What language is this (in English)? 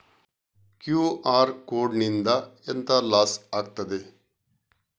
Kannada